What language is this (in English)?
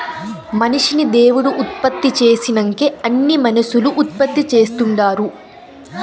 Telugu